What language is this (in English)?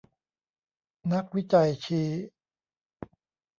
Thai